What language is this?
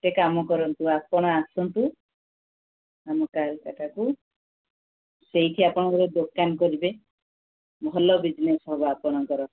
Odia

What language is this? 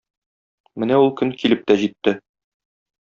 Tatar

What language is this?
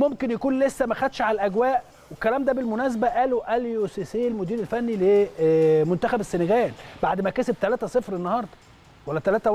Arabic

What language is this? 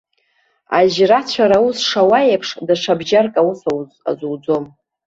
Abkhazian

